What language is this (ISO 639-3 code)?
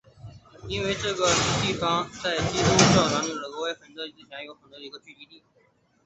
zho